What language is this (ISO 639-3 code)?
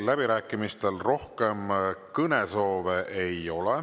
est